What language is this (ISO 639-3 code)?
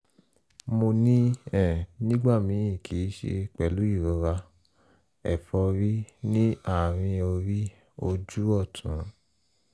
yor